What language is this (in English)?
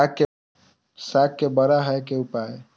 Maithili